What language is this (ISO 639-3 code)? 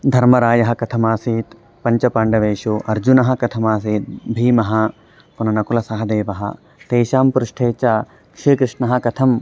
san